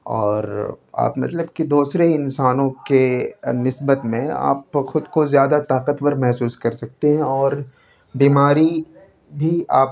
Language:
Urdu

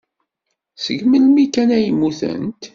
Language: Kabyle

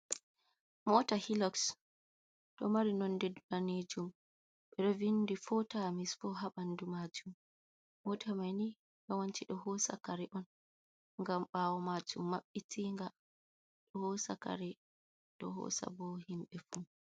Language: Fula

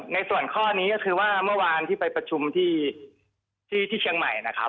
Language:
Thai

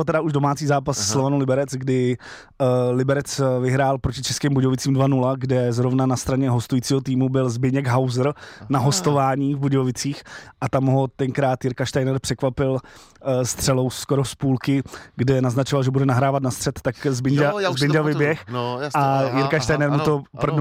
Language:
Czech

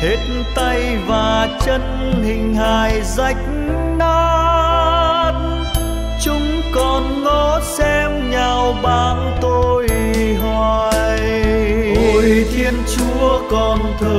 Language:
Vietnamese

